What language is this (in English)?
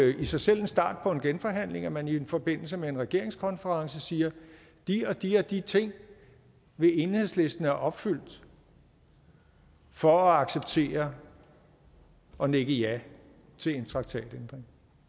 Danish